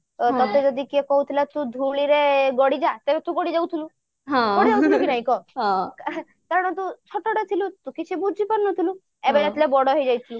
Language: Odia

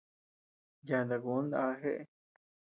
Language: Tepeuxila Cuicatec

